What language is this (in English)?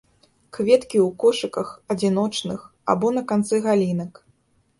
Belarusian